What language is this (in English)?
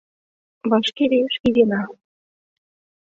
Mari